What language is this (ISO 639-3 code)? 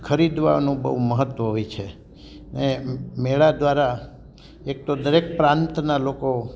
guj